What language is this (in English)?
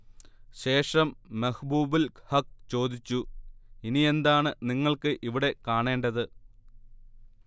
Malayalam